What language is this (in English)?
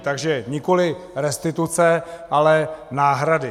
Czech